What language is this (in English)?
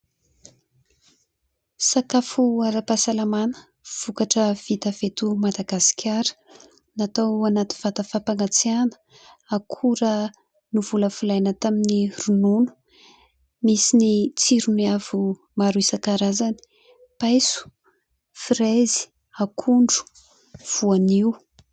Malagasy